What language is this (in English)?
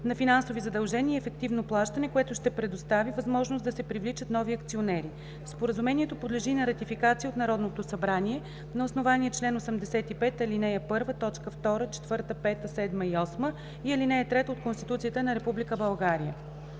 Bulgarian